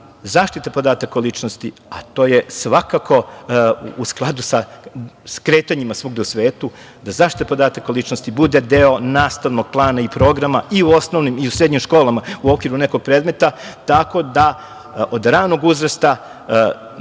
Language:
Serbian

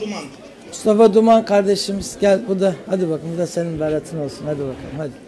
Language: Turkish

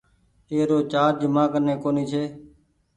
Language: Goaria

